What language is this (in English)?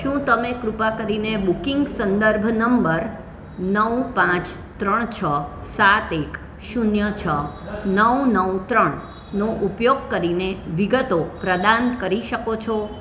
Gujarati